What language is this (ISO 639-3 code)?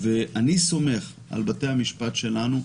heb